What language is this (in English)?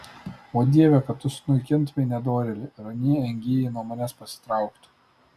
Lithuanian